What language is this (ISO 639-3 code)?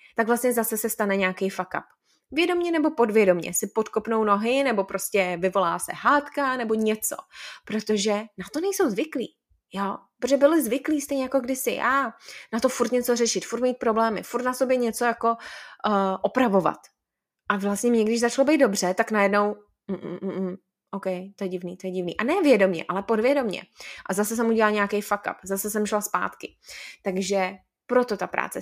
ces